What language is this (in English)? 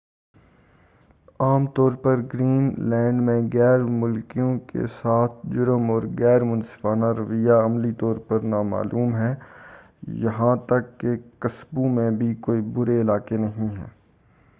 Urdu